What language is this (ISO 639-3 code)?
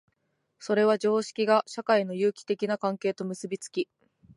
jpn